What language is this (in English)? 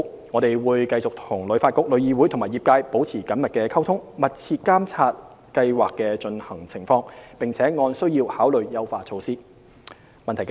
Cantonese